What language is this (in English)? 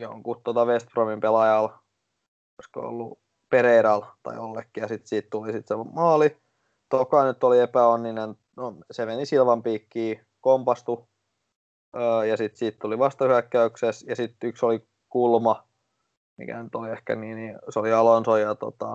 Finnish